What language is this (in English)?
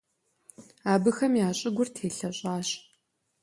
Kabardian